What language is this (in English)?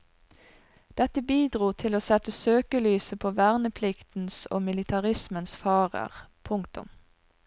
Norwegian